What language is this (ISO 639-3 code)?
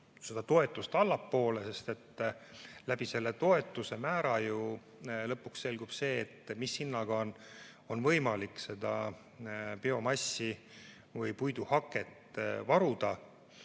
est